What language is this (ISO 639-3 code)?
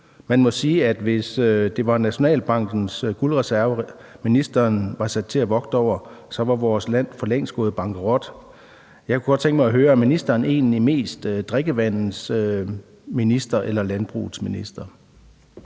dan